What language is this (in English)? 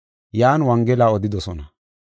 Gofa